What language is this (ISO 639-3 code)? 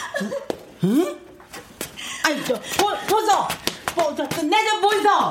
kor